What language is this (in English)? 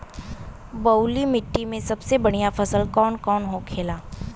Bhojpuri